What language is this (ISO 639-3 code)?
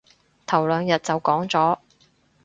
yue